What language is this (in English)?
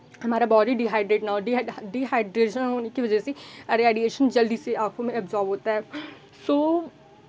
Hindi